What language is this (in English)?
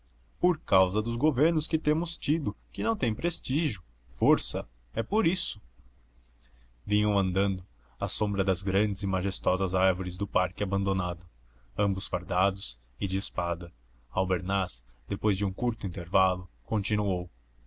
Portuguese